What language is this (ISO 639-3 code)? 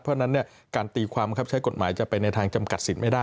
tha